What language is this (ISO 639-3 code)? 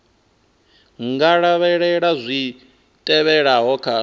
ven